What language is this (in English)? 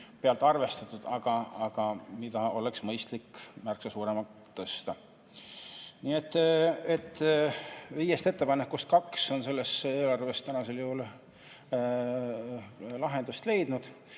Estonian